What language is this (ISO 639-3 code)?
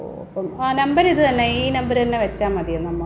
mal